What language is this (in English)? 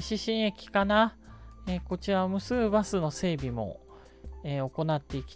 Japanese